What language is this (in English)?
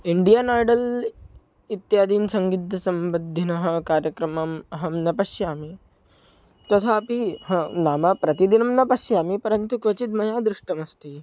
Sanskrit